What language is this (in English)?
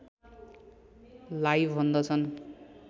Nepali